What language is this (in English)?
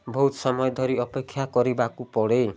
Odia